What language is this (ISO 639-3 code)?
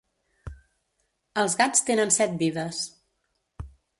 cat